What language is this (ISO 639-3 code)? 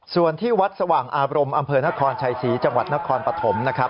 tha